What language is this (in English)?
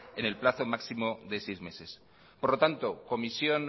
Spanish